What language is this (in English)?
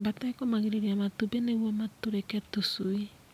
Kikuyu